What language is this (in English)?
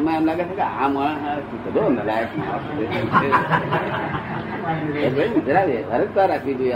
Gujarati